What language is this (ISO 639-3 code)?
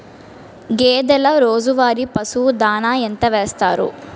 tel